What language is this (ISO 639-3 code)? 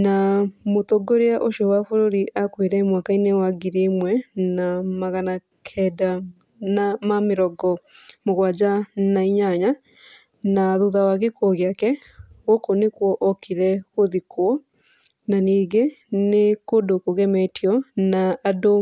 kik